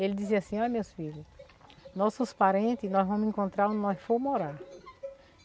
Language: Portuguese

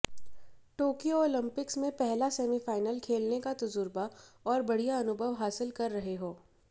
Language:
Hindi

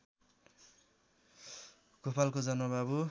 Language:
Nepali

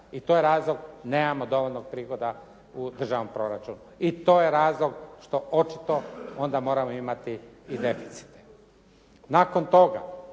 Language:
Croatian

